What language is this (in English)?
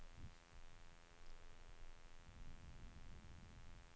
Norwegian